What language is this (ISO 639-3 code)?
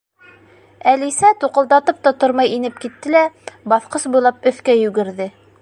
bak